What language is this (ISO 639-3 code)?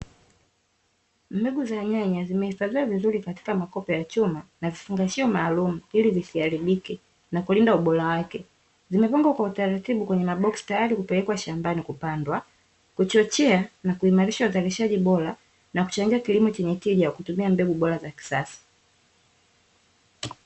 swa